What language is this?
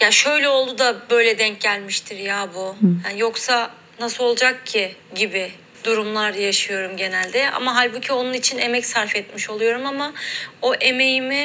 Turkish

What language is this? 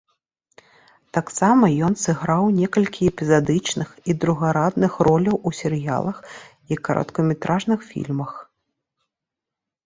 Belarusian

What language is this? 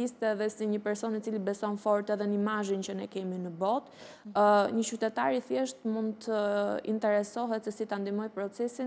Romanian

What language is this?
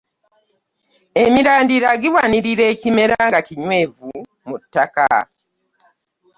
Ganda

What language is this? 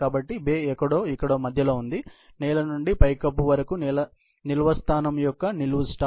Telugu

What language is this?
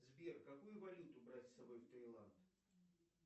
Russian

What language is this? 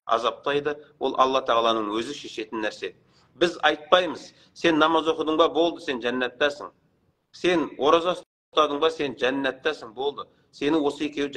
Turkish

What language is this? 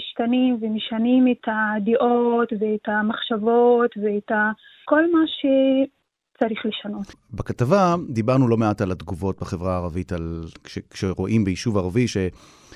Hebrew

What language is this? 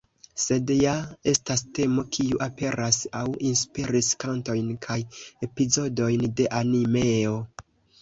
Esperanto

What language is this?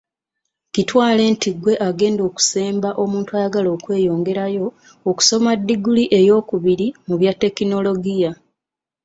Ganda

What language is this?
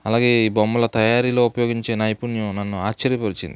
Telugu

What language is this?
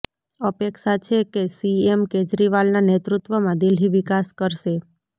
Gujarati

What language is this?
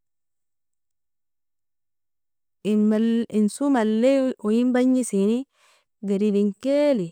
Nobiin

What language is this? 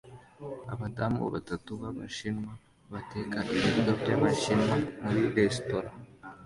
Kinyarwanda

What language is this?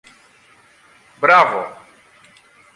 Greek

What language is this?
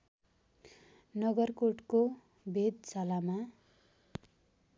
Nepali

